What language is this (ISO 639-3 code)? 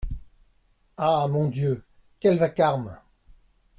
fra